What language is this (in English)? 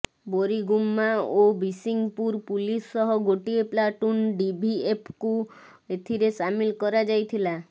Odia